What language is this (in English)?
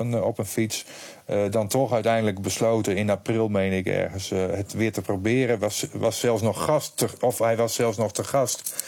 Dutch